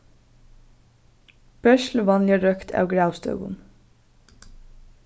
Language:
Faroese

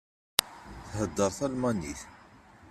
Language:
Kabyle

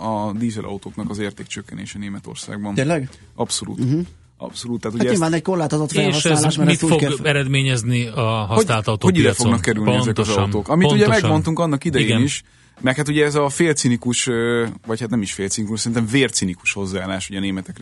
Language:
Hungarian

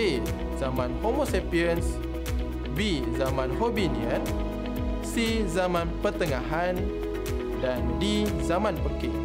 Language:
Malay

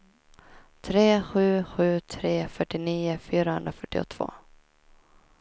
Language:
Swedish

